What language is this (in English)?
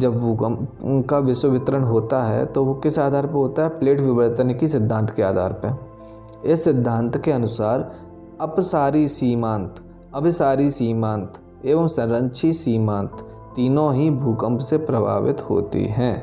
Hindi